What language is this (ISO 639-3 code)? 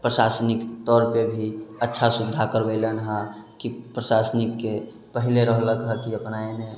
mai